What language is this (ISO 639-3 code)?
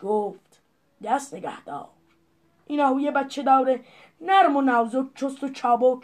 fas